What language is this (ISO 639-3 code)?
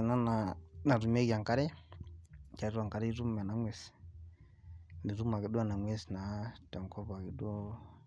mas